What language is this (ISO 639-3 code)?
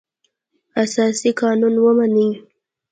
pus